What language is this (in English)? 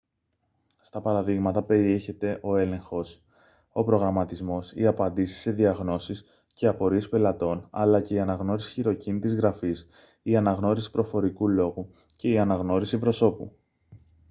Greek